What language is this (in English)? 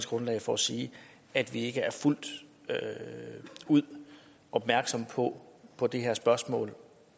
Danish